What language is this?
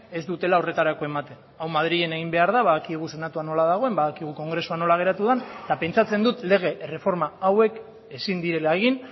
Basque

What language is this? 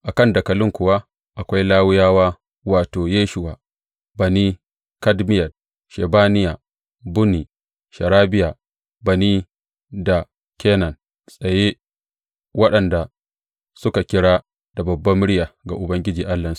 Hausa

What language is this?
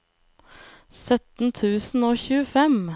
Norwegian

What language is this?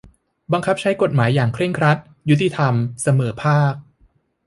Thai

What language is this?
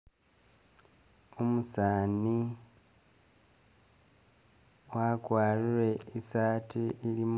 Masaaba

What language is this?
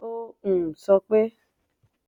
Yoruba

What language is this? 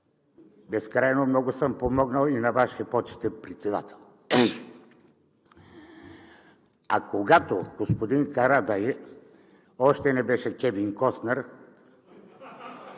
Bulgarian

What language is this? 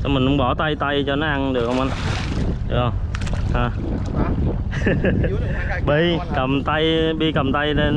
Vietnamese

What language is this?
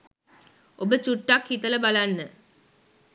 Sinhala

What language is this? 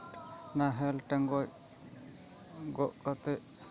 Santali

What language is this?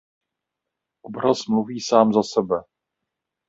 Czech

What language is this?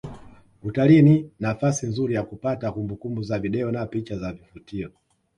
Swahili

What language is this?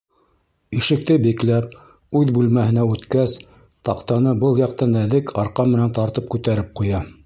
Bashkir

